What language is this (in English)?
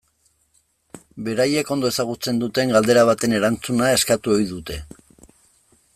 Basque